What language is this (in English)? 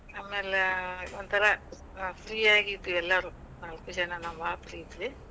Kannada